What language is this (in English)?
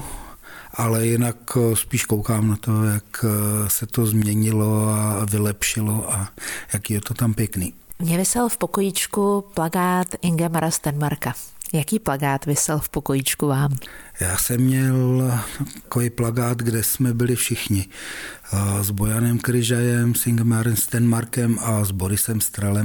Czech